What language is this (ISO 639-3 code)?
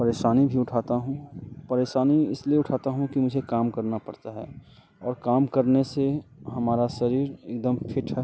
hin